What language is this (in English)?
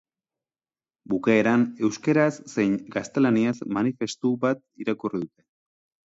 Basque